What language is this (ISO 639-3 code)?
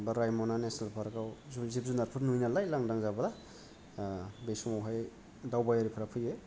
brx